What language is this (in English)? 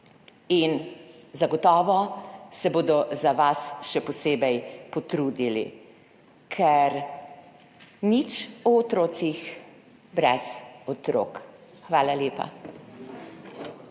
Slovenian